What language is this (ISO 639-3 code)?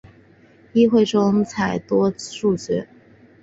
zho